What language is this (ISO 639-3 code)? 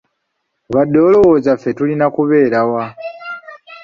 lug